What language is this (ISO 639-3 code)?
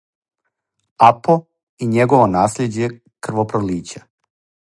srp